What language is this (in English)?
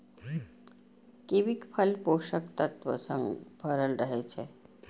Maithili